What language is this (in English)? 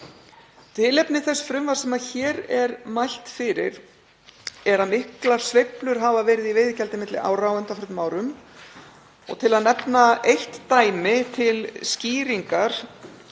Icelandic